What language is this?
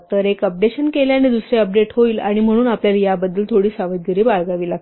Marathi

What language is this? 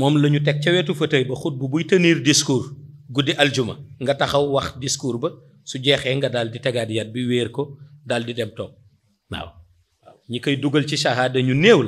Indonesian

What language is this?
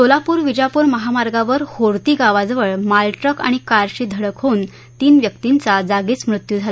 Marathi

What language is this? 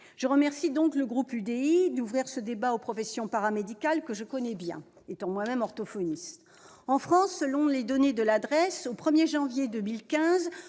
French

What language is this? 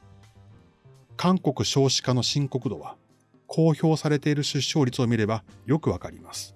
Japanese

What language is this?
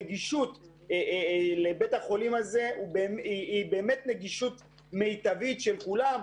Hebrew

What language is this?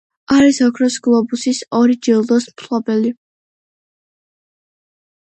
Georgian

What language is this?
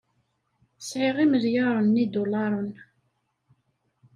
Kabyle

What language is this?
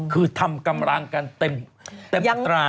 Thai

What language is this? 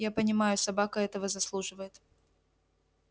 Russian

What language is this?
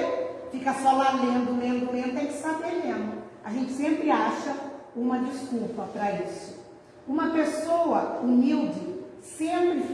Portuguese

